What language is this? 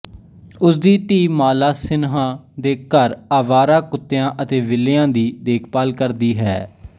Punjabi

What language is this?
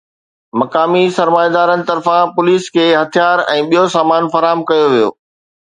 Sindhi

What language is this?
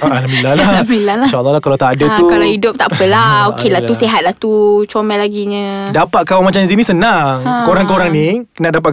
Malay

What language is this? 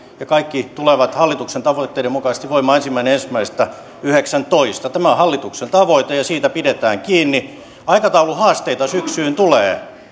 Finnish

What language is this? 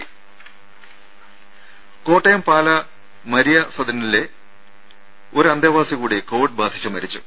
Malayalam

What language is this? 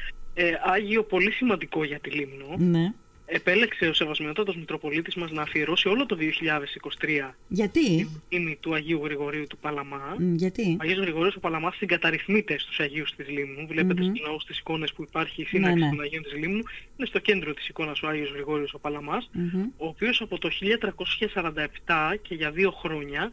Greek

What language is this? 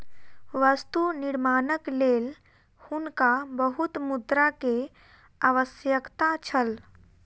Maithili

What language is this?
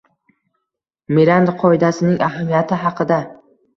Uzbek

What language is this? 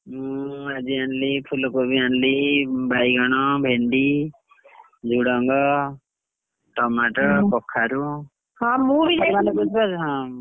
Odia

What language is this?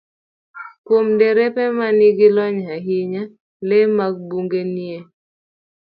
Luo (Kenya and Tanzania)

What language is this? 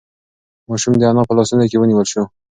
Pashto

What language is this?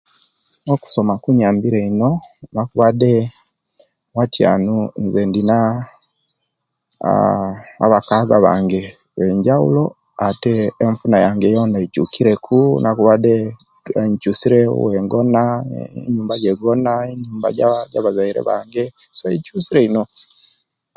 Kenyi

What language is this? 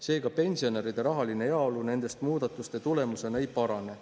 Estonian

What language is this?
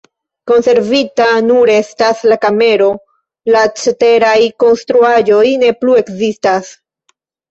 Esperanto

